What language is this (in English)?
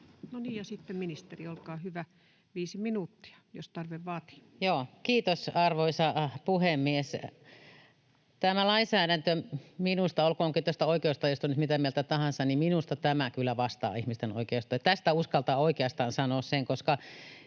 Finnish